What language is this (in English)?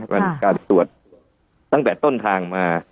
Thai